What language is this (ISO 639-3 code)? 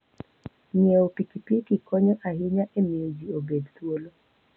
luo